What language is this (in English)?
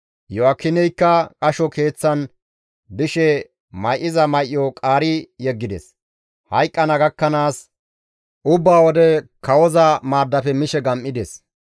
Gamo